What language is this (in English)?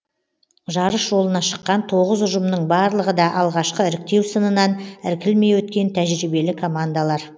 Kazakh